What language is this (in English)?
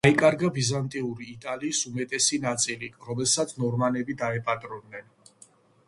Georgian